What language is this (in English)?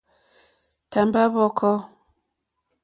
Mokpwe